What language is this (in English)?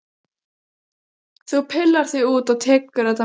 Icelandic